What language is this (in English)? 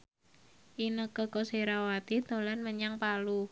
Javanese